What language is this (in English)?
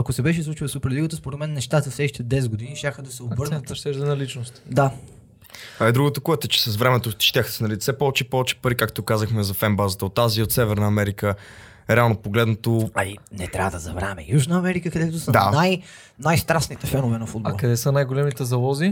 Bulgarian